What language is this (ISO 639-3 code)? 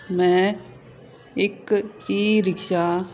pan